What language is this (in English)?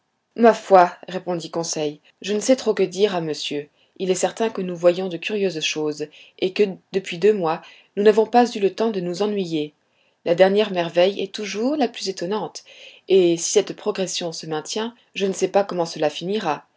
French